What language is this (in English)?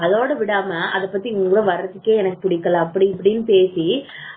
Tamil